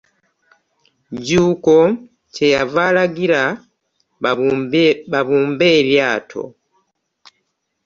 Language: Ganda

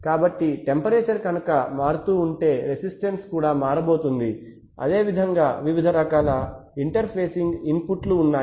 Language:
Telugu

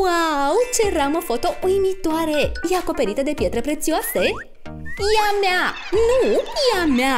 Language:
Romanian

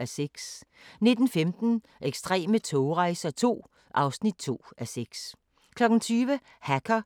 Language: Danish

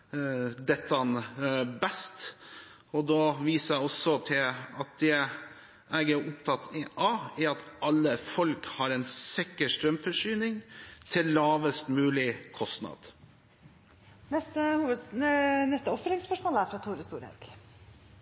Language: Norwegian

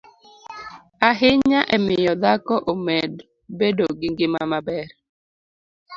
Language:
Luo (Kenya and Tanzania)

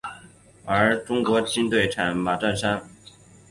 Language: Chinese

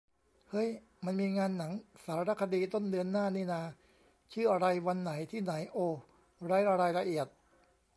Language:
Thai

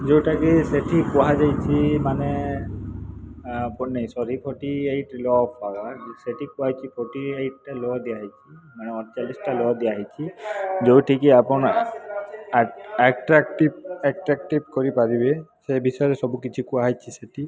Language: Odia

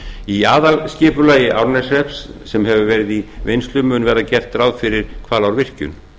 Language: Icelandic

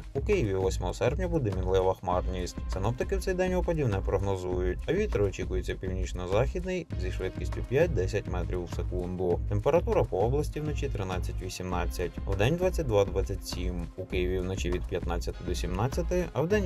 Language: Ukrainian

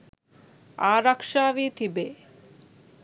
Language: Sinhala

